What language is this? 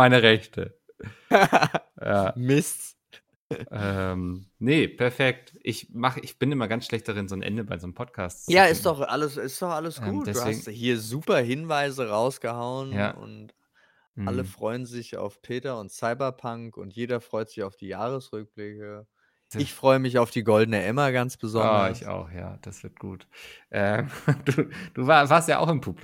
German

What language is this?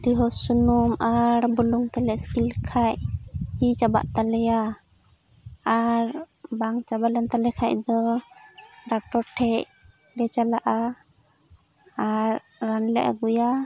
Santali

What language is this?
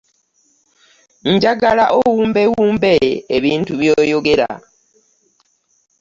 Ganda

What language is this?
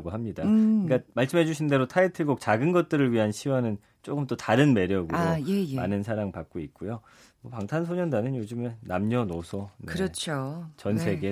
Korean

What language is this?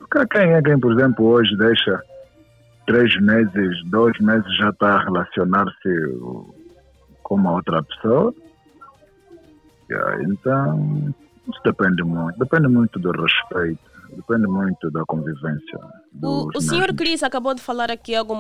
Portuguese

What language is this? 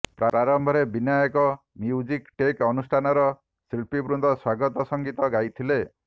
Odia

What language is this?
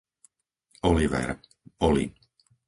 Slovak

